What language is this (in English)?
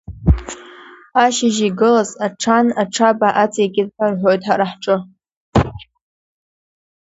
Abkhazian